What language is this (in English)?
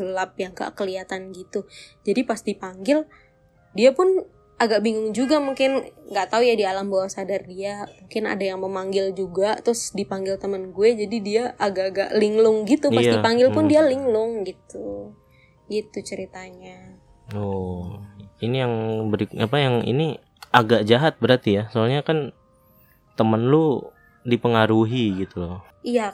Indonesian